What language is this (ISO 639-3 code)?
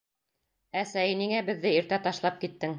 bak